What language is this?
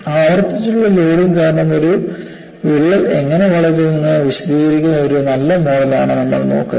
Malayalam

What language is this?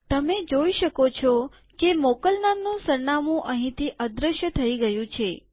Gujarati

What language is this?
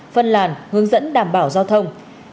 Vietnamese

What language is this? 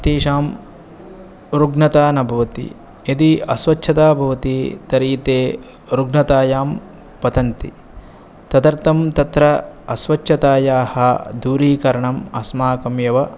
Sanskrit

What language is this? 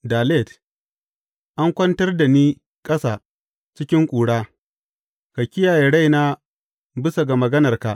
Hausa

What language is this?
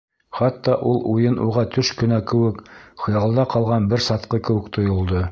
Bashkir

